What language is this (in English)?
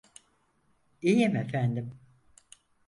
Turkish